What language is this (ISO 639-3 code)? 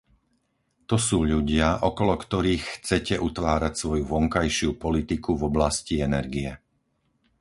slk